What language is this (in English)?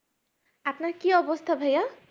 Bangla